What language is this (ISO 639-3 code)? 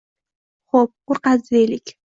uzb